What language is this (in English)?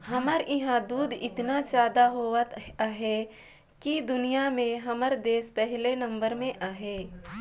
Chhattisgarhi